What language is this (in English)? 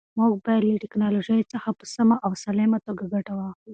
Pashto